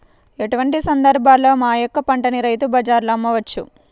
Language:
Telugu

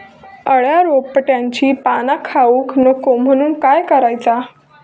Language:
Marathi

